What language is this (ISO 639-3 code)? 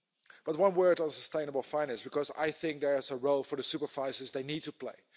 eng